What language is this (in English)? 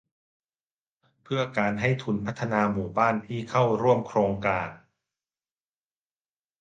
Thai